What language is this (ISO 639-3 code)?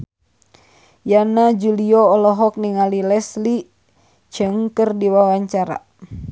sun